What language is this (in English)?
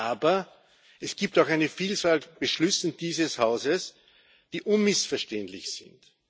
German